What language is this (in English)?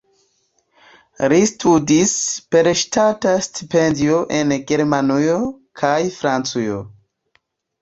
Esperanto